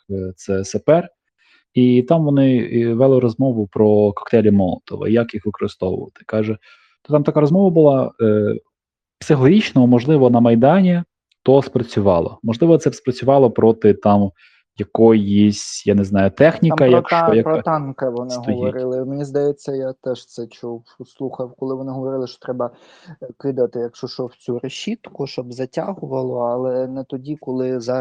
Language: Ukrainian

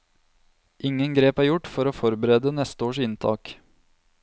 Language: Norwegian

